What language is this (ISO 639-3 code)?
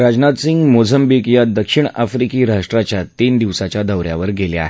mar